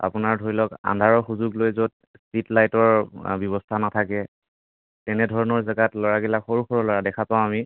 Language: Assamese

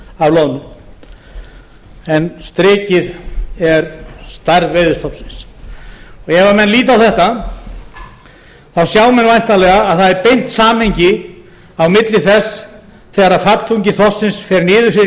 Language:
Icelandic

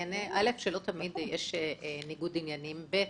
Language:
Hebrew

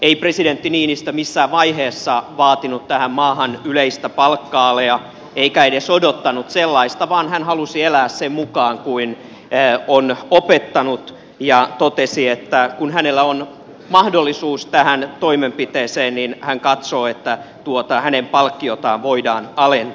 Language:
Finnish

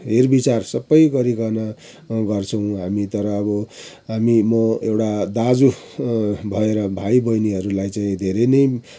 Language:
Nepali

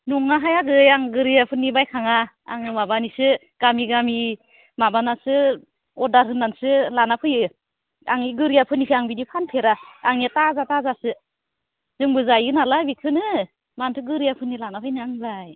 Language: Bodo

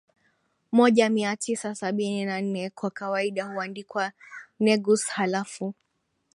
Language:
Swahili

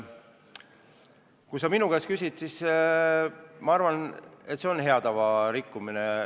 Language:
Estonian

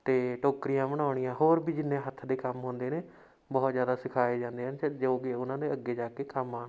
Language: Punjabi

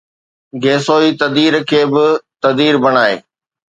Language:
Sindhi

